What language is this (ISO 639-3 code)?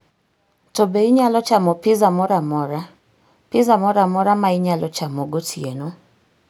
luo